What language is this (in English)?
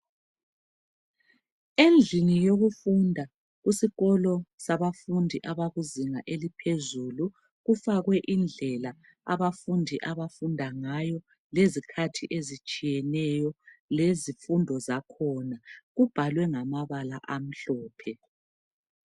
North Ndebele